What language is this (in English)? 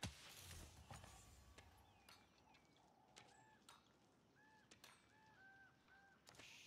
Turkish